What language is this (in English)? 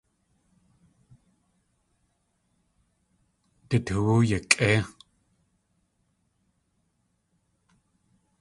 Tlingit